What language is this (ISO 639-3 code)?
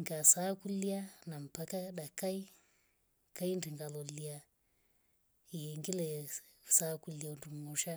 rof